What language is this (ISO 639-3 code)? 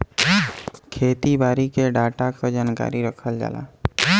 bho